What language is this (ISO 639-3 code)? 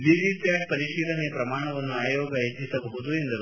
kan